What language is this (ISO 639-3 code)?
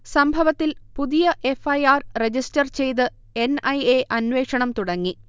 mal